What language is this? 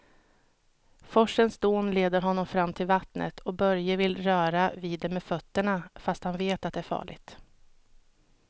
Swedish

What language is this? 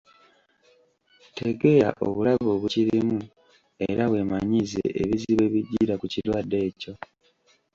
Ganda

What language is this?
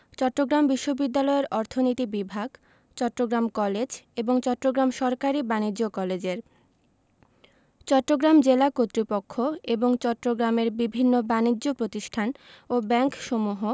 Bangla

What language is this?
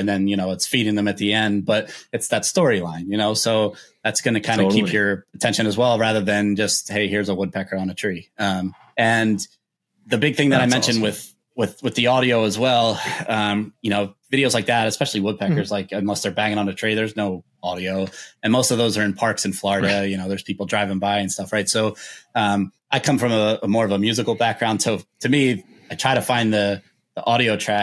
English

